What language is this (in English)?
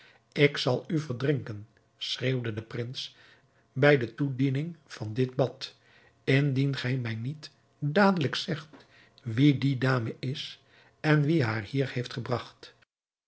Dutch